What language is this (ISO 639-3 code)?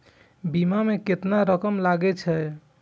mai